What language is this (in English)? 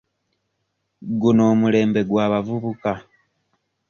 Ganda